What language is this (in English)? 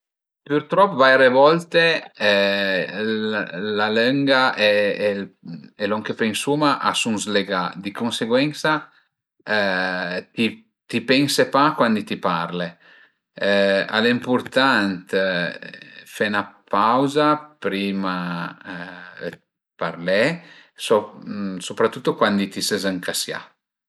Piedmontese